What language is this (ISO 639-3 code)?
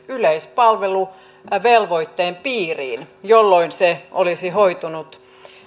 fin